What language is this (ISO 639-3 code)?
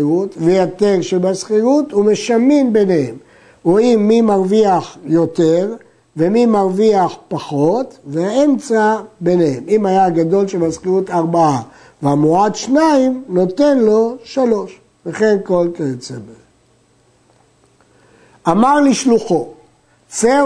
heb